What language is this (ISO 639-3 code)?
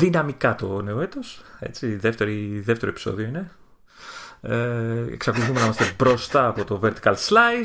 ell